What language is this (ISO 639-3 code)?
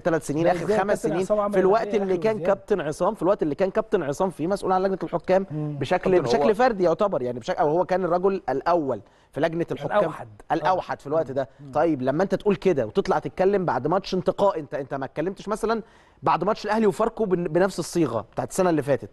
ara